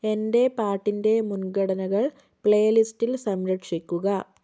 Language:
Malayalam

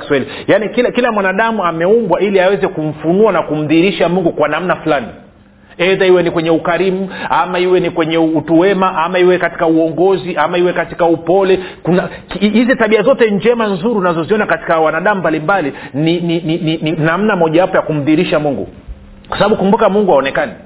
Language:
Swahili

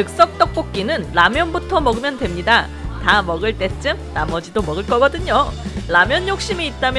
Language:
Korean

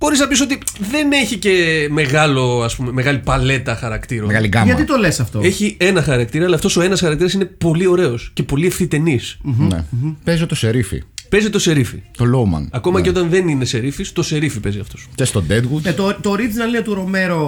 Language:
Greek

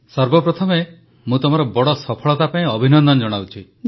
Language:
Odia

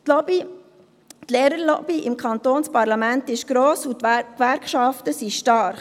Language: Swiss German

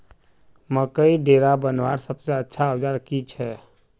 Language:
Magahi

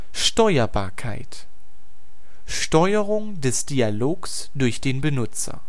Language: German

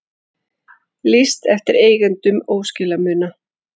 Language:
Icelandic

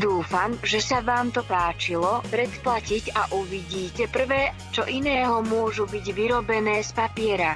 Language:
Dutch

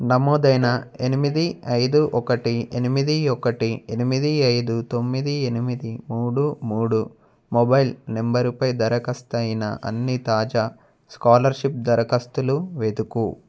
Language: Telugu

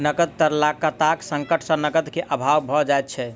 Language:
Maithili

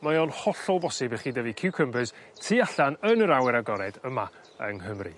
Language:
Welsh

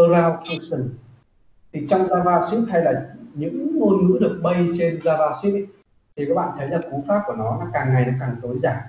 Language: Vietnamese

